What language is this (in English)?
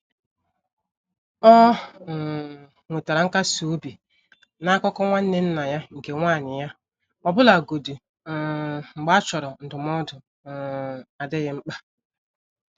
Igbo